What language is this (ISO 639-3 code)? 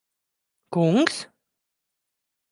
lav